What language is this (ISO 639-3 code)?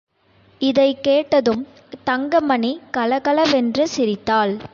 tam